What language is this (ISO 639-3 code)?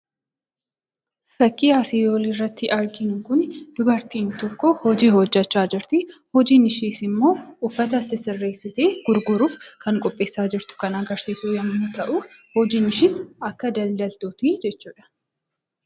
orm